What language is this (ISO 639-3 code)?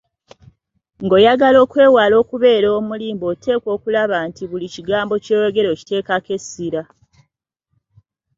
lug